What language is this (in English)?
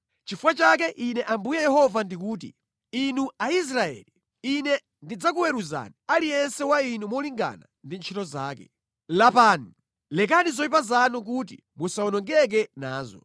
Nyanja